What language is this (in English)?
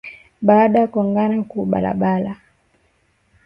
Swahili